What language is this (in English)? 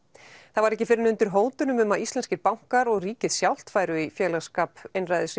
Icelandic